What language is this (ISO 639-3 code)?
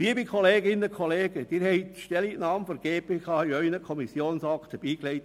gsw